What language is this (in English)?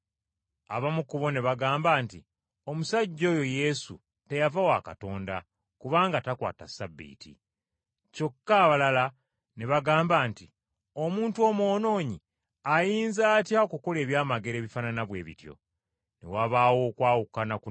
Ganda